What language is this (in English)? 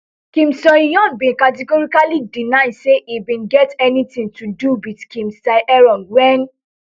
Nigerian Pidgin